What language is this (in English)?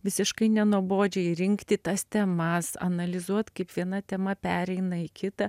Lithuanian